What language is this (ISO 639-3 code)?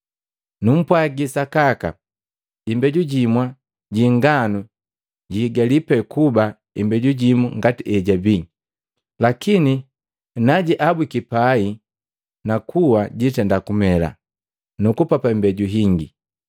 mgv